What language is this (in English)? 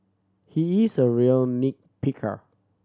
English